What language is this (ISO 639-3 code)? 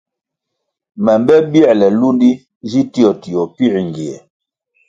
nmg